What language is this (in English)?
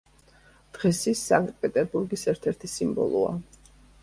Georgian